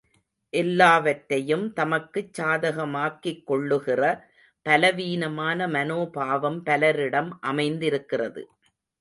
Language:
Tamil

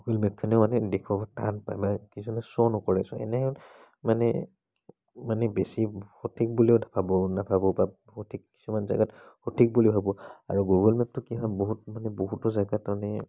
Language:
Assamese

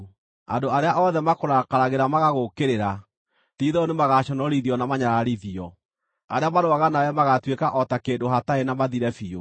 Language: Kikuyu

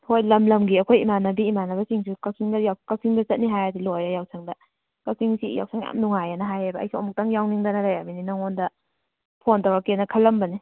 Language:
Manipuri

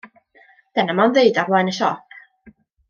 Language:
Welsh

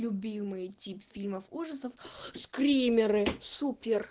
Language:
Russian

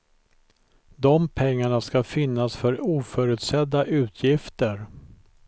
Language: Swedish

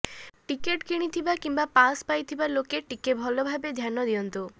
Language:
Odia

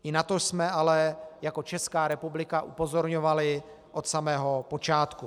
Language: Czech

